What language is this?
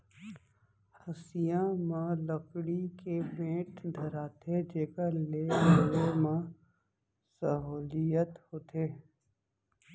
Chhattisgarhi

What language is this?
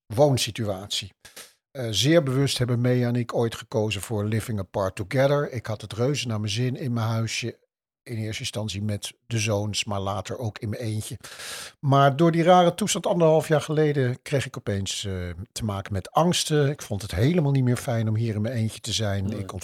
Dutch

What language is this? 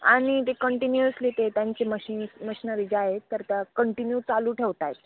Marathi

